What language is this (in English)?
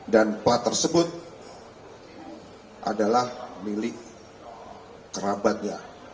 Indonesian